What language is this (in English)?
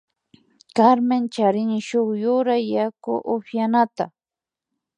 Imbabura Highland Quichua